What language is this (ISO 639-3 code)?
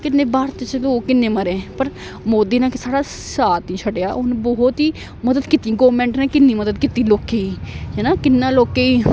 doi